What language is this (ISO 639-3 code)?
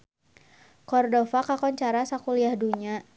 sun